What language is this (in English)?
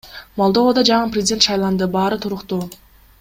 Kyrgyz